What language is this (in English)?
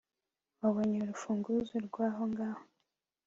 Kinyarwanda